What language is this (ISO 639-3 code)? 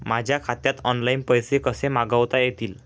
mar